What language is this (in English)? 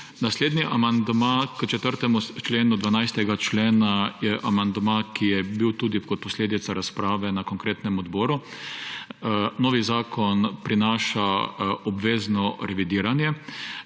Slovenian